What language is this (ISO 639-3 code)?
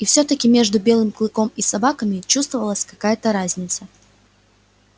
rus